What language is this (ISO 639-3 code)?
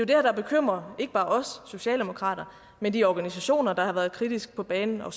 dan